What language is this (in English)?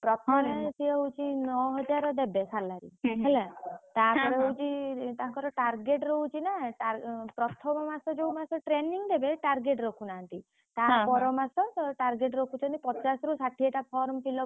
Odia